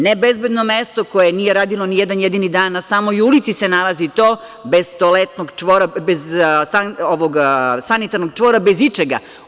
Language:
Serbian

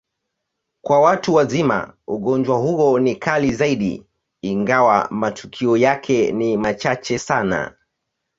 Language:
Swahili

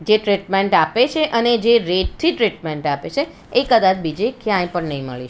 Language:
Gujarati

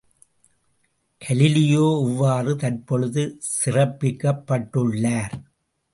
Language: Tamil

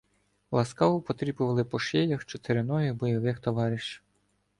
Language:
Ukrainian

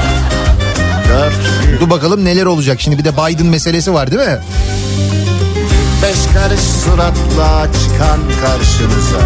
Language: Turkish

